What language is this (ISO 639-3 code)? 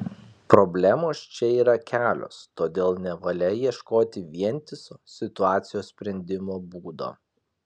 lit